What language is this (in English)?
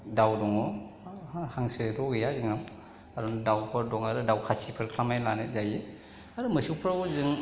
Bodo